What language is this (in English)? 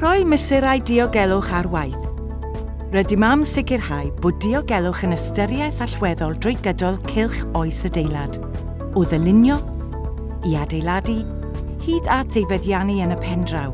Welsh